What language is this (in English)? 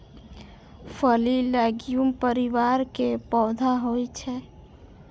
Maithili